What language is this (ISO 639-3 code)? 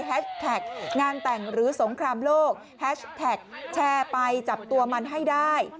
tha